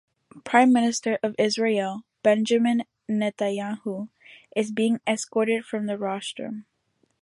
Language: English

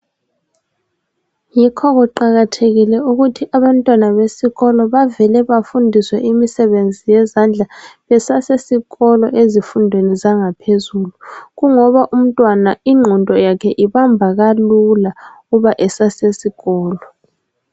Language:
North Ndebele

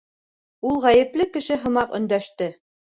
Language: Bashkir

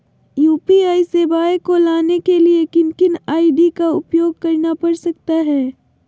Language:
Magahi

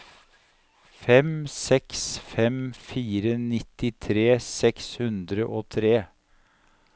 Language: Norwegian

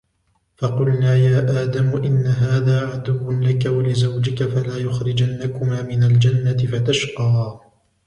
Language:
Arabic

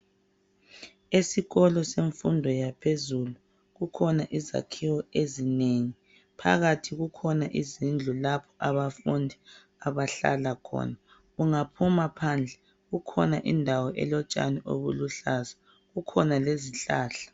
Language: North Ndebele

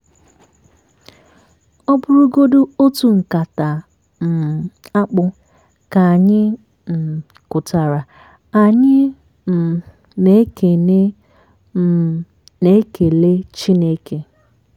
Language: Igbo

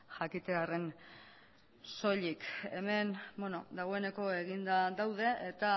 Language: Basque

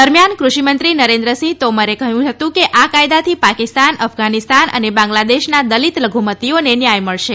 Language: Gujarati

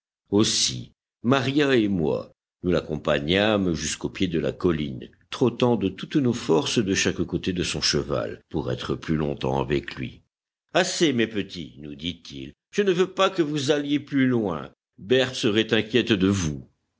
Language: French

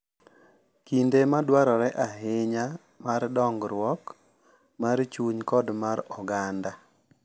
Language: Luo (Kenya and Tanzania)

